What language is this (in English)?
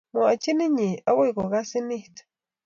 Kalenjin